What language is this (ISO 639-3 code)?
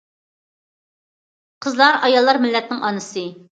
uig